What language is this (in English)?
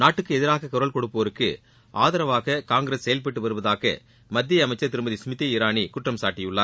Tamil